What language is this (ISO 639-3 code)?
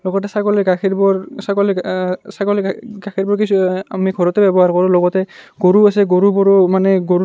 asm